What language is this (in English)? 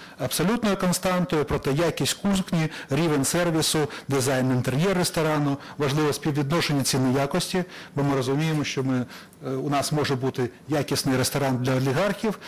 Ukrainian